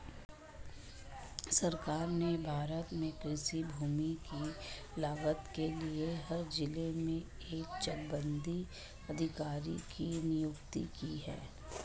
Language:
Hindi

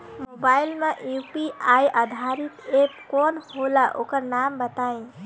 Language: Bhojpuri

